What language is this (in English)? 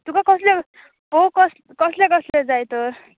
Konkani